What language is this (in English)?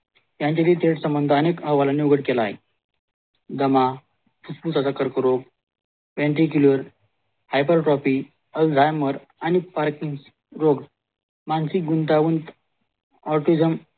Marathi